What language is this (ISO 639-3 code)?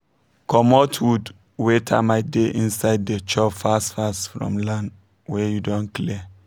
pcm